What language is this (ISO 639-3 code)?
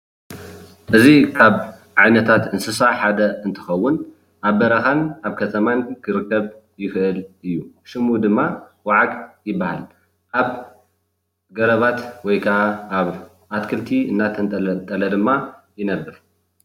tir